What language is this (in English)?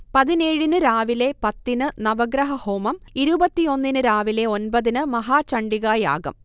Malayalam